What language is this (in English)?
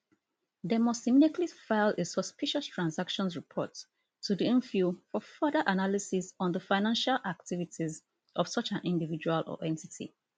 Nigerian Pidgin